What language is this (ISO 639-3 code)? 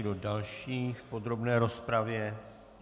ces